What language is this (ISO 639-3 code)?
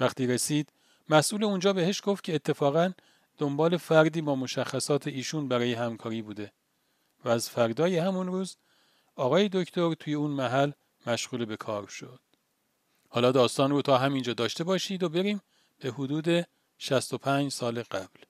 fas